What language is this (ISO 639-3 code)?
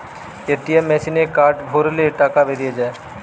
ben